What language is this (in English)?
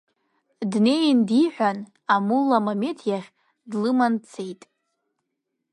Abkhazian